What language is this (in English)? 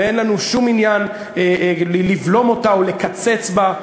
Hebrew